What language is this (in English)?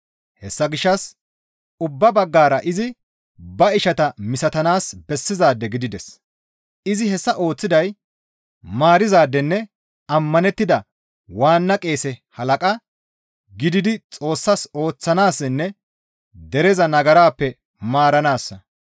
Gamo